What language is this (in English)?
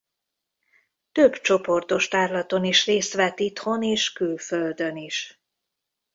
Hungarian